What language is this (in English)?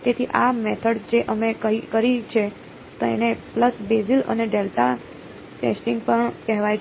Gujarati